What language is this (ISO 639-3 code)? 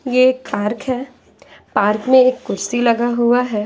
hin